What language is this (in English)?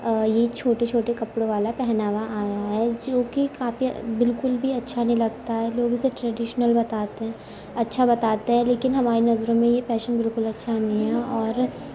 Urdu